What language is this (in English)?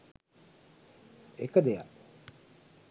Sinhala